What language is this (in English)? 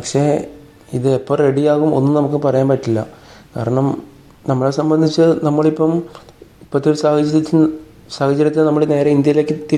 Malayalam